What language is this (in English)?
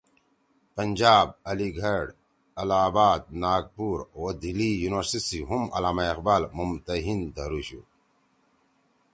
Torwali